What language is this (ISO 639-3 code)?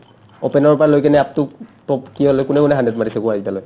asm